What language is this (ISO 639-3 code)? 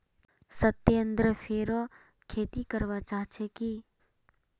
mag